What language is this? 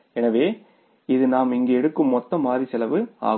Tamil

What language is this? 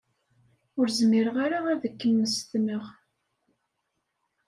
Kabyle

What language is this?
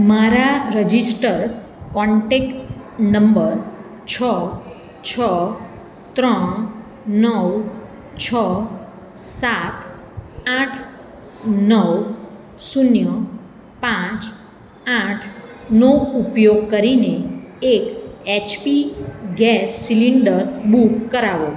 Gujarati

